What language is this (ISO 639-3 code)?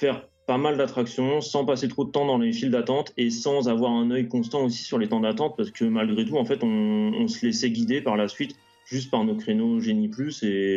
fra